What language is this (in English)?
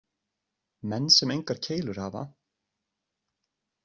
Icelandic